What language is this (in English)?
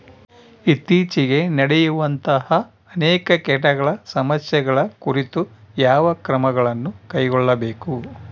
Kannada